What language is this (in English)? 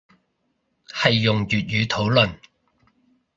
Cantonese